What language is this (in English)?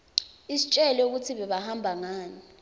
Swati